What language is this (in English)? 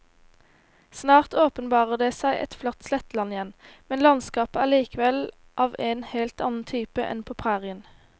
Norwegian